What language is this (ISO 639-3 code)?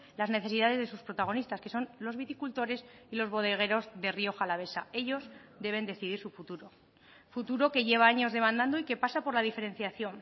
spa